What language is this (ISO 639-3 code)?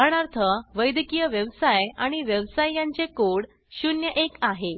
mar